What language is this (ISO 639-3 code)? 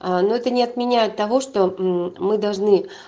rus